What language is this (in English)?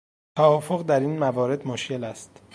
Persian